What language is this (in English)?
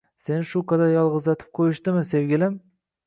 Uzbek